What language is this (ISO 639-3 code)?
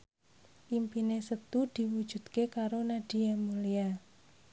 jav